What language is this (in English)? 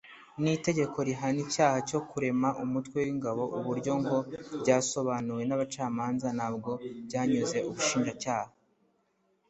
Kinyarwanda